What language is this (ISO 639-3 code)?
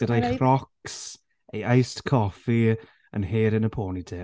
cym